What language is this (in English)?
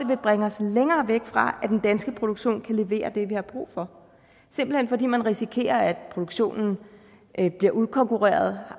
Danish